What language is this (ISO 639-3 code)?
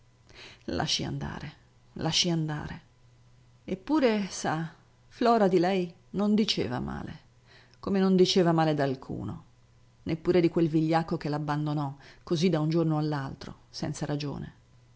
ita